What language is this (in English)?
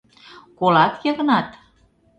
Mari